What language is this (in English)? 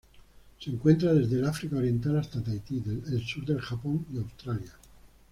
Spanish